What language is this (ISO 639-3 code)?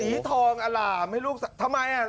tha